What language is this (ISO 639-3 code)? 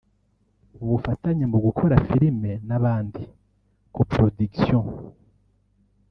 kin